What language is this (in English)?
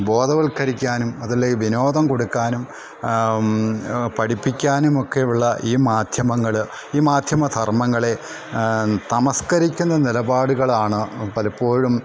Malayalam